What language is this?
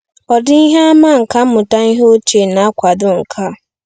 Igbo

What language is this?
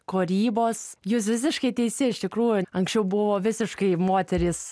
Lithuanian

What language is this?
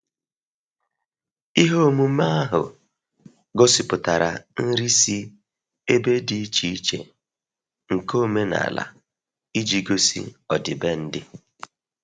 Igbo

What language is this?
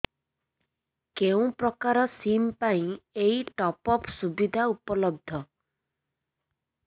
Odia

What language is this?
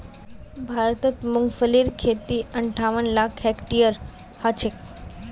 Magahi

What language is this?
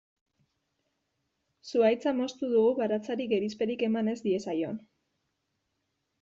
Basque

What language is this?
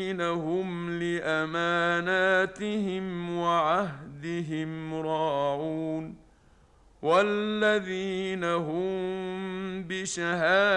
Arabic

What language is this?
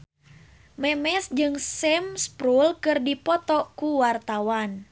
Sundanese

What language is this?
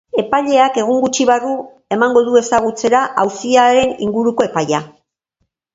Basque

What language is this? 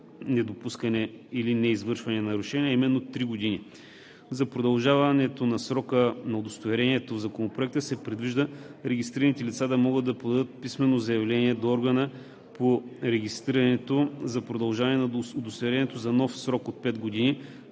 Bulgarian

